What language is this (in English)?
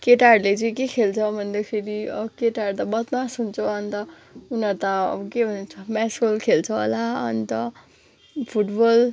Nepali